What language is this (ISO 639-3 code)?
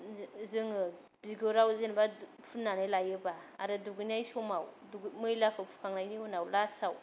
brx